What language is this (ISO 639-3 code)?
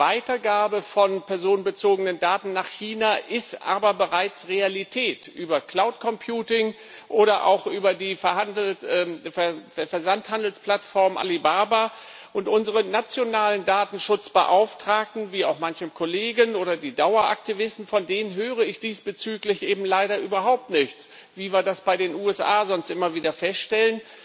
deu